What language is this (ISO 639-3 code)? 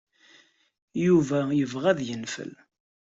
kab